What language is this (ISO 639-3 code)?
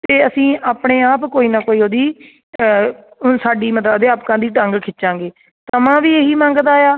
pan